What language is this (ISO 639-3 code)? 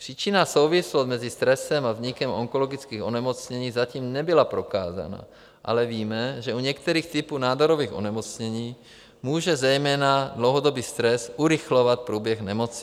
ces